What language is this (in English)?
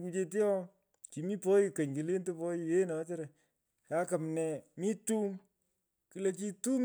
Pökoot